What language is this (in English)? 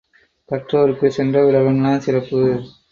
Tamil